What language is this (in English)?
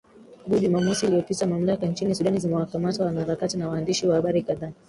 Swahili